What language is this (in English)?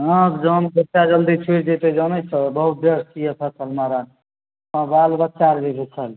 Maithili